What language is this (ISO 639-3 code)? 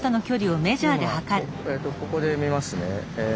jpn